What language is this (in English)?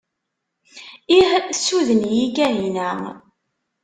Kabyle